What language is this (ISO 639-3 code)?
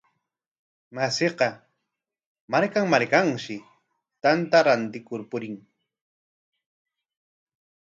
qwa